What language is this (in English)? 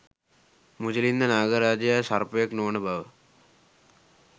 Sinhala